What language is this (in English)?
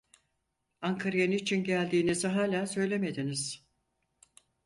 Turkish